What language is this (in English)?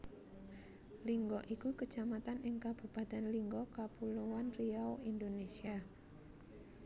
Javanese